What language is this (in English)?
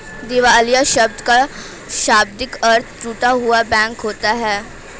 Hindi